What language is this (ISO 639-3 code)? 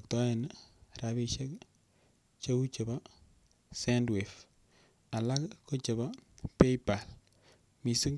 kln